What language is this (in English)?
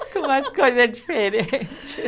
Portuguese